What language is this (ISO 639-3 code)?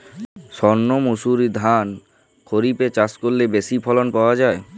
ben